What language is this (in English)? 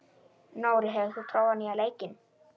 Icelandic